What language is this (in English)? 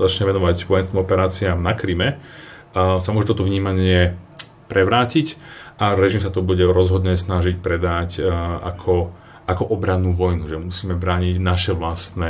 Slovak